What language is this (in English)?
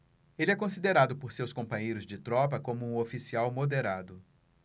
Portuguese